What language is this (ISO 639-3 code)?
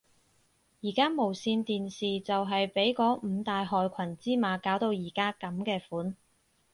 yue